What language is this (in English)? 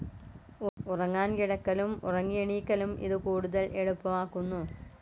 Malayalam